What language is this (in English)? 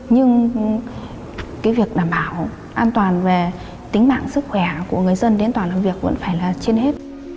Vietnamese